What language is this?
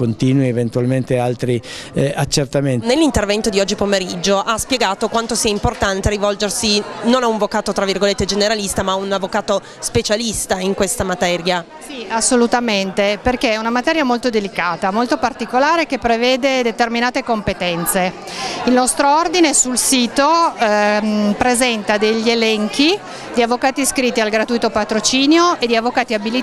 Italian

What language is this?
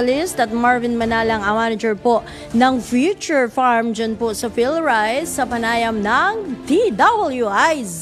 Filipino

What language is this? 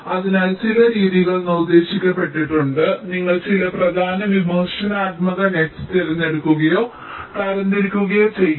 Malayalam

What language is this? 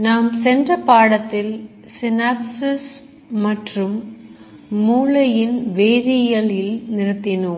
Tamil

